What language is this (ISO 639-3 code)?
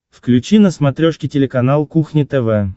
rus